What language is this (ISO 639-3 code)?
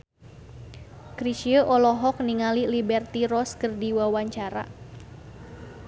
sun